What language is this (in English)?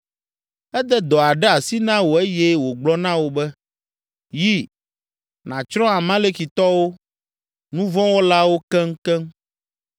Ewe